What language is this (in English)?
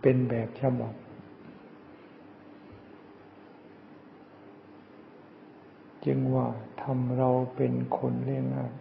Thai